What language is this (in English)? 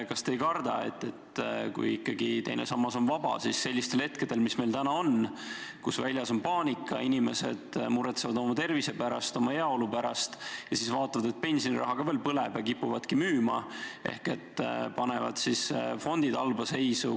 Estonian